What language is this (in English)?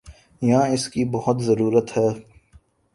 Urdu